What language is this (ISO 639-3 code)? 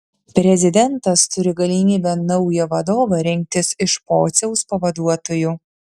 lit